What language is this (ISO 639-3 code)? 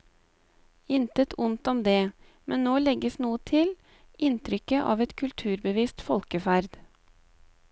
nor